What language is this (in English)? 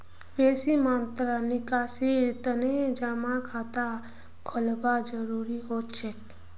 Magahi